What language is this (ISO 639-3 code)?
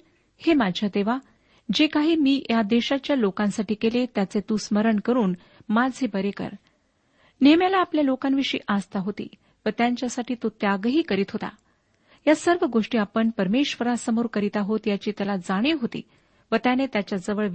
mar